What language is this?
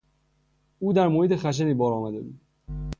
Persian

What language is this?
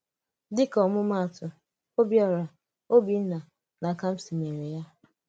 Igbo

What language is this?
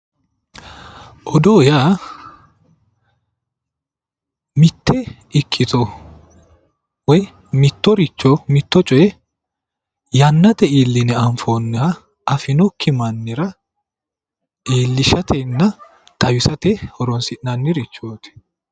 Sidamo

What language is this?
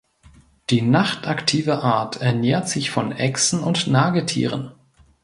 German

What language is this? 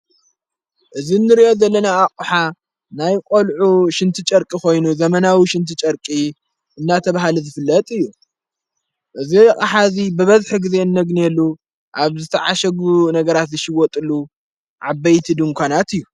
Tigrinya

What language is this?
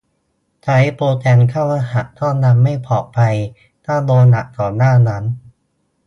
Thai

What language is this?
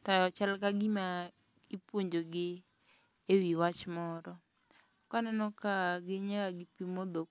Luo (Kenya and Tanzania)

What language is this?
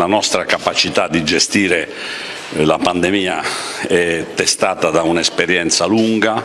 Italian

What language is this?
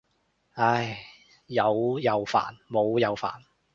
Cantonese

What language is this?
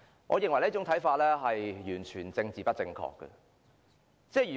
Cantonese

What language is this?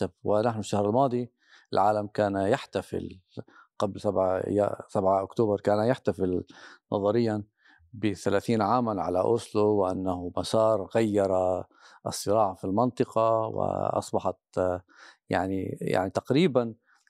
Arabic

